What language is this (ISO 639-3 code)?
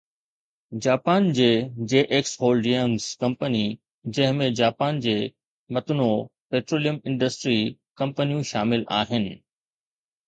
snd